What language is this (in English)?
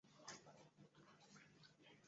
Chinese